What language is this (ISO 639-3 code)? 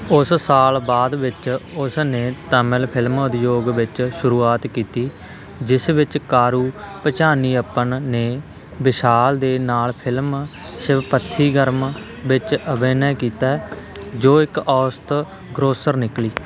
pan